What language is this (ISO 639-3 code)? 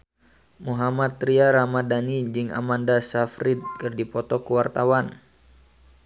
sun